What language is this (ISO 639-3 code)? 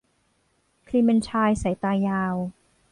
tha